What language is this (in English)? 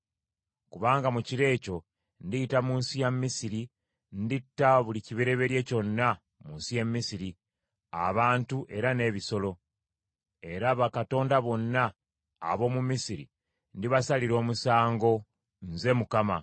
Ganda